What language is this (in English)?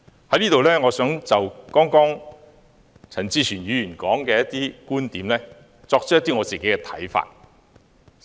Cantonese